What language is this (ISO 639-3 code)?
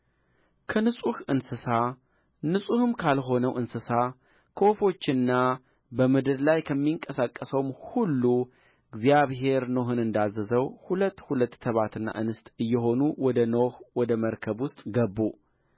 amh